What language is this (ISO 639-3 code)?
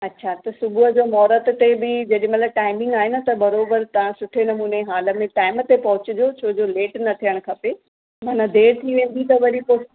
snd